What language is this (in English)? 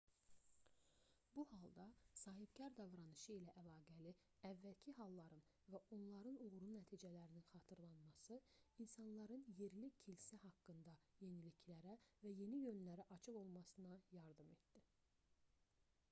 Azerbaijani